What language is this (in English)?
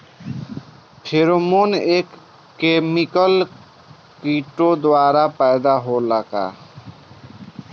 Bhojpuri